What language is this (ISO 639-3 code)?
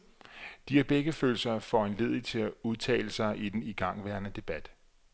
dan